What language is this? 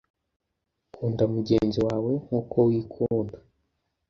Kinyarwanda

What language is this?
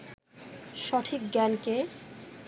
Bangla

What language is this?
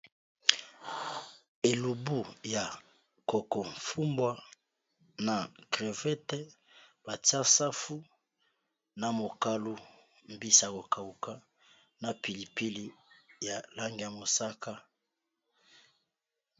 Lingala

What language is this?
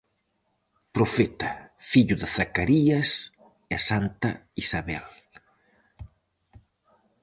Galician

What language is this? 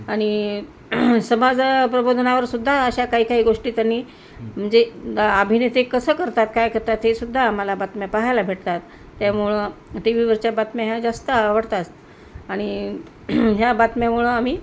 Marathi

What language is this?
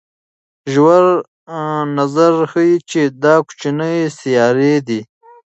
Pashto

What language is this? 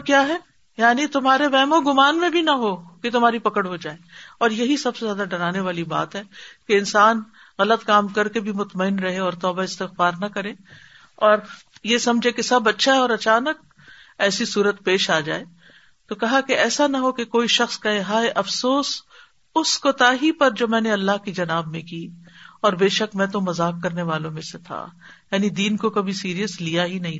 Urdu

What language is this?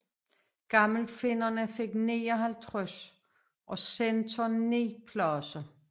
Danish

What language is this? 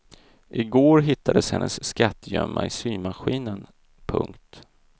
Swedish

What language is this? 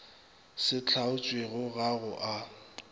Northern Sotho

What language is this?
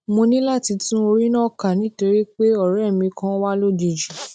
Yoruba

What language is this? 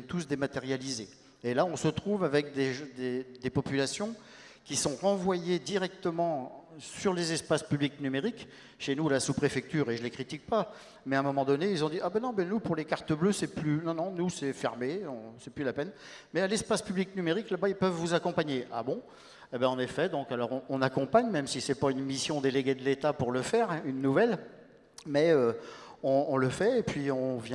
French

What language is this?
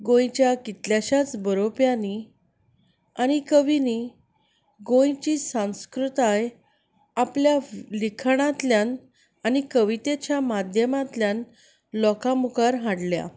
Konkani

